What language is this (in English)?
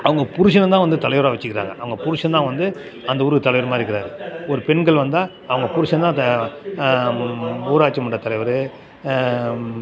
Tamil